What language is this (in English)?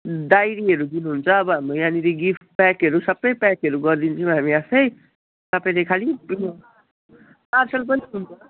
Nepali